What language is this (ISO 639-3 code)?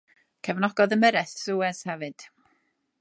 cym